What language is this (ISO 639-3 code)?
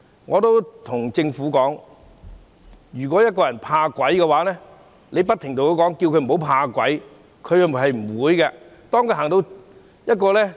yue